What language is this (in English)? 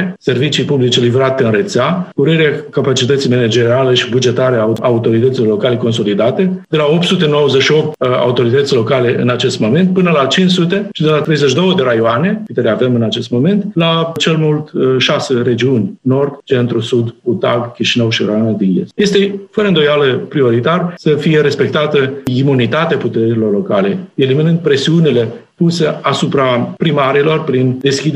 Romanian